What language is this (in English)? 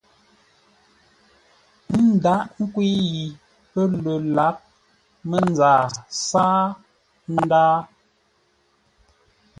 Ngombale